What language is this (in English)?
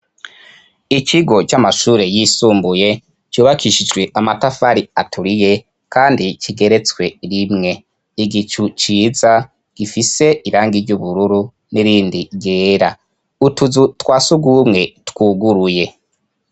Rundi